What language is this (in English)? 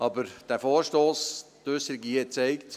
Swiss German